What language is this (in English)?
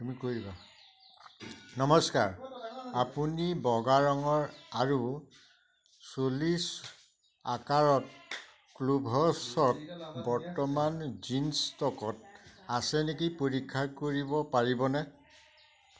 Assamese